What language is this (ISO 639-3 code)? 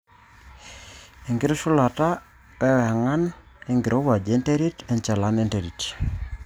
mas